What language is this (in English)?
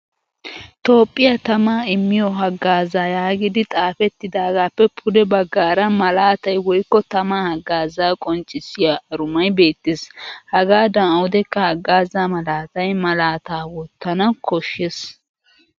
Wolaytta